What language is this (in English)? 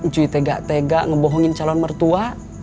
Indonesian